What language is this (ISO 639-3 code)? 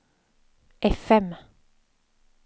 swe